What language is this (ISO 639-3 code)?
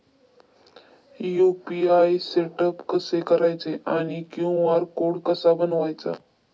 mar